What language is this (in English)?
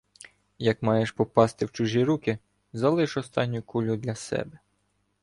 Ukrainian